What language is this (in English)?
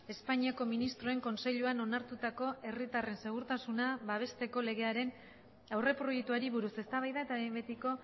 Basque